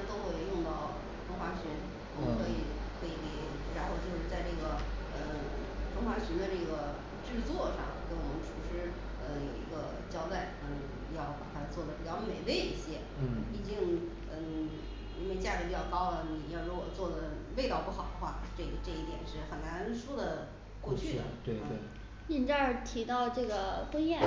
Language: Chinese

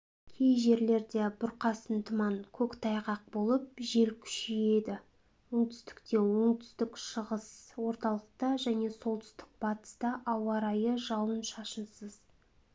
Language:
Kazakh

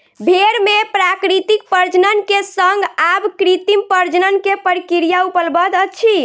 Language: Maithili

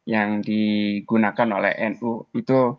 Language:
Indonesian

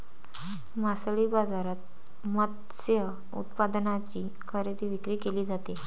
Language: Marathi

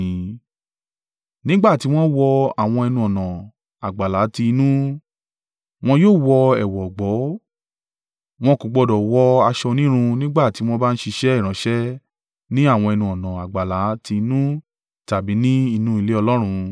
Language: Yoruba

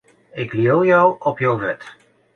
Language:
Western Frisian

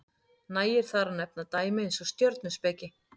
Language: Icelandic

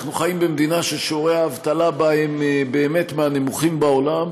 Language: Hebrew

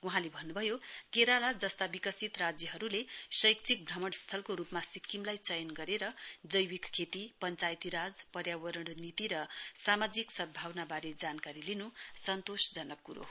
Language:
Nepali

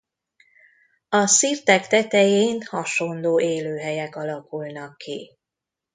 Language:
Hungarian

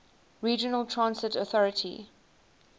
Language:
English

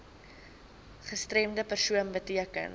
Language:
Afrikaans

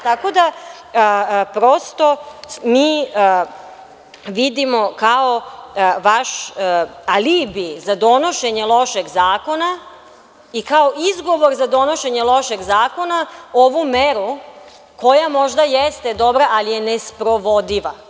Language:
Serbian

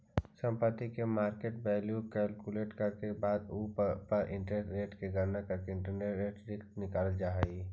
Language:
Magahi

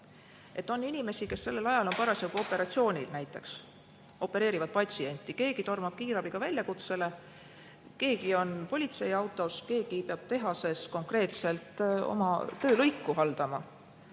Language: Estonian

